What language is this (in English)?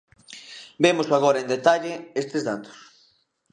Galician